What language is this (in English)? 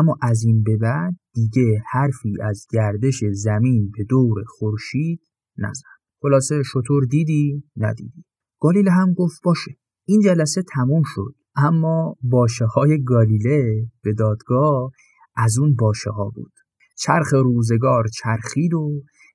Persian